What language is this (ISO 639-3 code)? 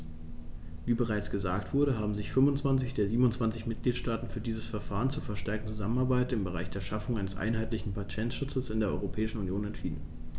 deu